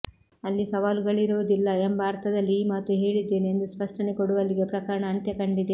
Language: Kannada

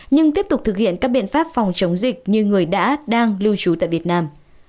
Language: Vietnamese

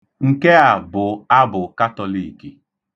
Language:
Igbo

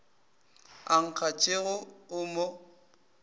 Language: Northern Sotho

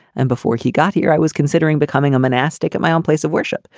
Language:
English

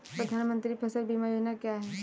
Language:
Hindi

